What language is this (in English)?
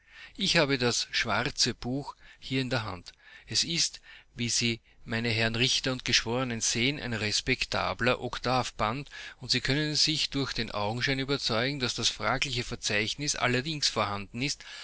German